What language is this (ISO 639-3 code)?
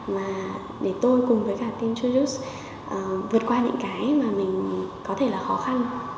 vie